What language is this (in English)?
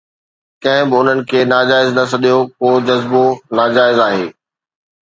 Sindhi